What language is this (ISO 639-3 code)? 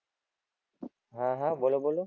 guj